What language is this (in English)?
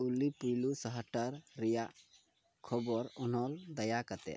Santali